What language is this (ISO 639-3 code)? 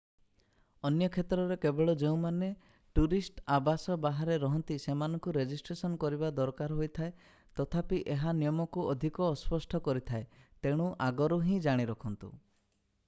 ori